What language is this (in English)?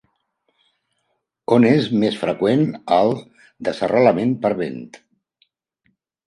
Catalan